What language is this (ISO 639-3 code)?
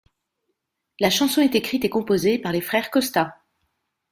fra